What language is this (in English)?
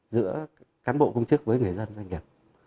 Vietnamese